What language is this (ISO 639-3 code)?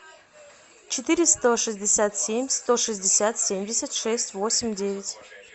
rus